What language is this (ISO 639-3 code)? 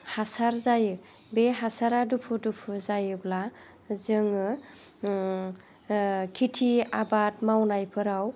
brx